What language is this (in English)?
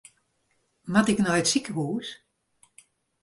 Western Frisian